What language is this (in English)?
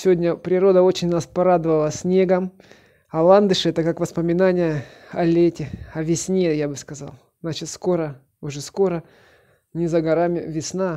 Russian